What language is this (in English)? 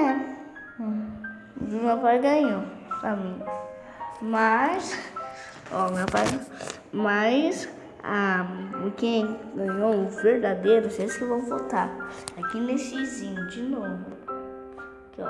Portuguese